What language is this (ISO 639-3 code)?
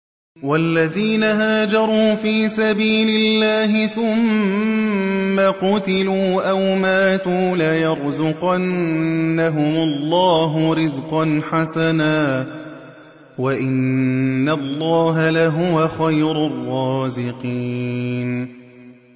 ara